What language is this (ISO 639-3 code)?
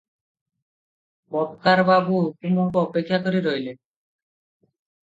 ori